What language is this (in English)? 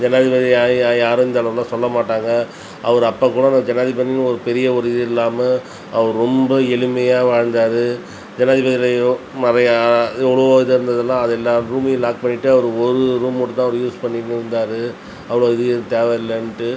Tamil